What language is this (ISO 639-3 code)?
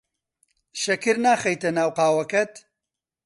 ckb